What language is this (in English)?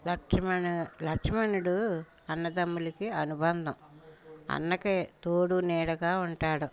Telugu